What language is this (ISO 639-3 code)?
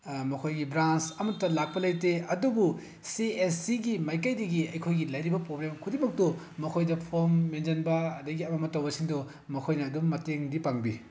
mni